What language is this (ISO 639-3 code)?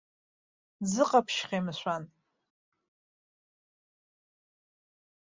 abk